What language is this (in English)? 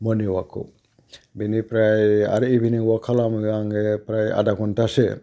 Bodo